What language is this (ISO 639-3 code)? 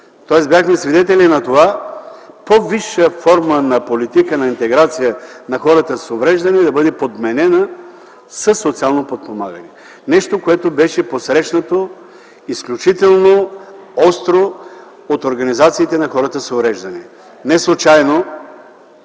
bul